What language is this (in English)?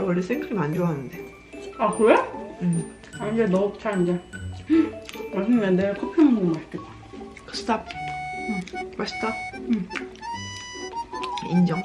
Korean